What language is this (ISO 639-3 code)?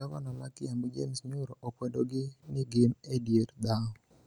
luo